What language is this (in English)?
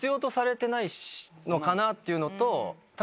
Japanese